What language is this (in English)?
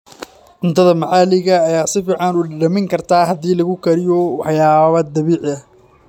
Somali